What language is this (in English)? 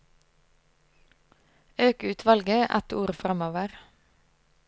Norwegian